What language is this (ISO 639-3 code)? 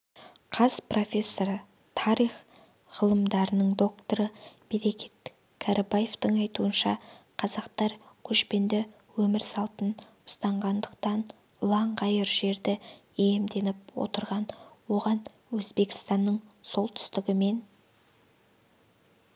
kaz